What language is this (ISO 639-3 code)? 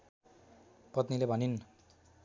nep